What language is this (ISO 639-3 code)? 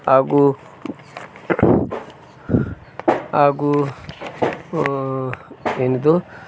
kan